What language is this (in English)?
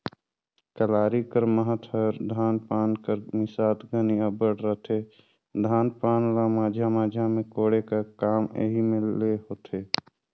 Chhattisgarhi